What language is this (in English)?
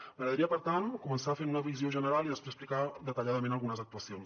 Catalan